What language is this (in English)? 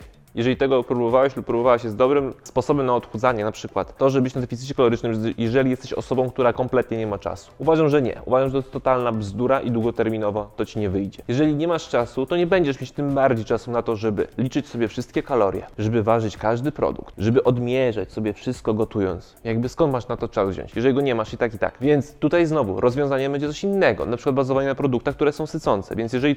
Polish